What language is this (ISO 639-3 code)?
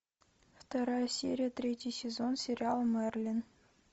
rus